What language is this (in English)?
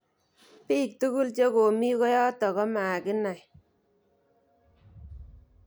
Kalenjin